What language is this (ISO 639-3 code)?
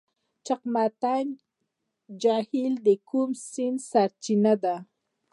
pus